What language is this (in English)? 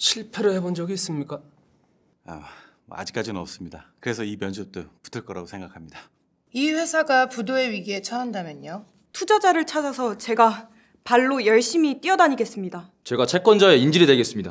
Korean